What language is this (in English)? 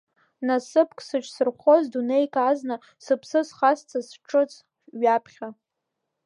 Abkhazian